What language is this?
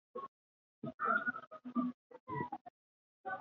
Basque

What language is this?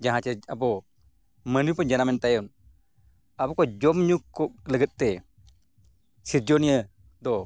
Santali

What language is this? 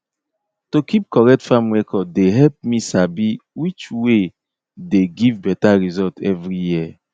Nigerian Pidgin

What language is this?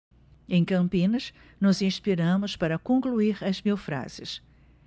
Portuguese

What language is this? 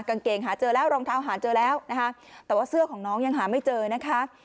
Thai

